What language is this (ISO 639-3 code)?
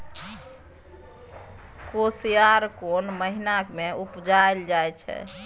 mai